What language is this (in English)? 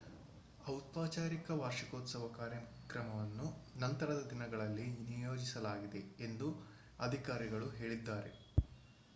Kannada